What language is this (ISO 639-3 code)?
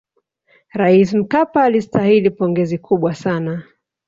swa